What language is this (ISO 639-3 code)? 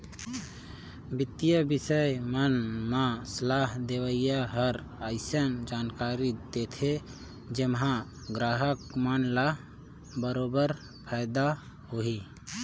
hne